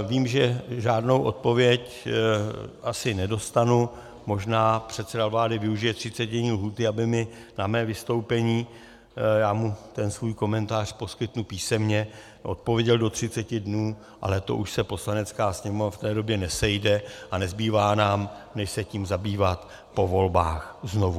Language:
Czech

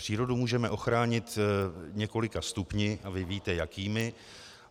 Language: Czech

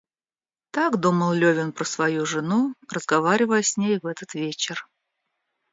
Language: Russian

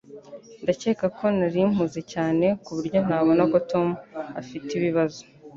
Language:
Kinyarwanda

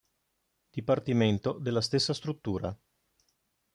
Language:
Italian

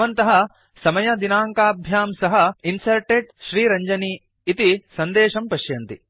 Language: Sanskrit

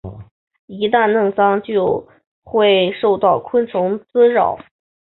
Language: Chinese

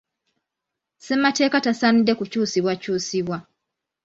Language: Ganda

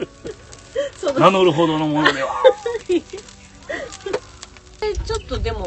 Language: Japanese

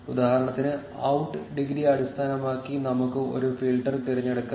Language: Malayalam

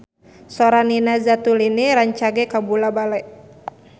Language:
Sundanese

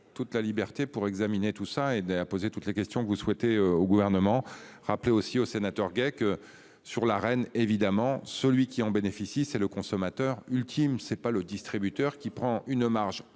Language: French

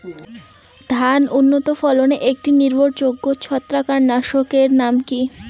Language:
Bangla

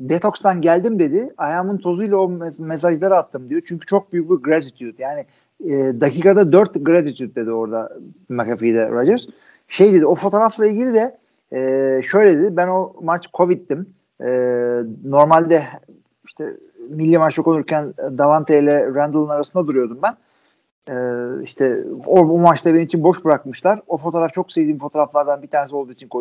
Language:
Turkish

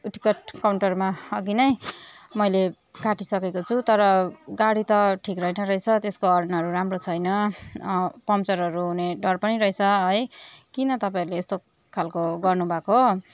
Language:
Nepali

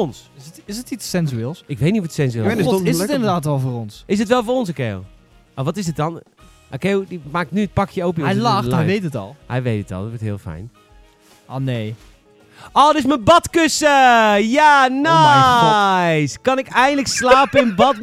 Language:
Dutch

